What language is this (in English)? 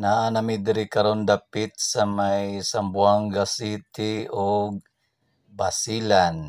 Filipino